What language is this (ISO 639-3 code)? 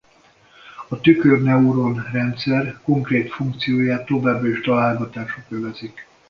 hun